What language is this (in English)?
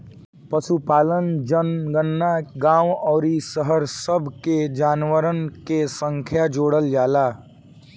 Bhojpuri